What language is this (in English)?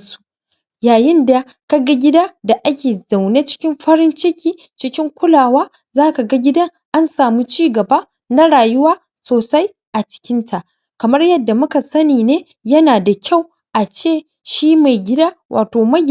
Hausa